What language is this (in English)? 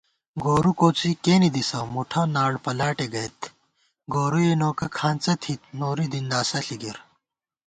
Gawar-Bati